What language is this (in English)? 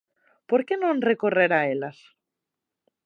Galician